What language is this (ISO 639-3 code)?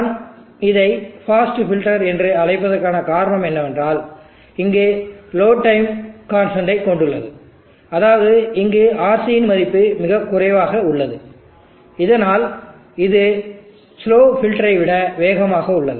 tam